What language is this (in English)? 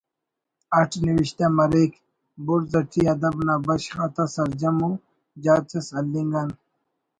Brahui